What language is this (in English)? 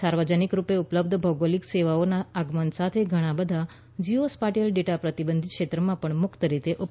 Gujarati